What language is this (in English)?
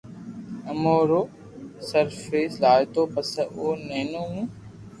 Loarki